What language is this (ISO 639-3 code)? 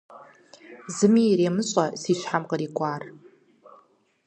kbd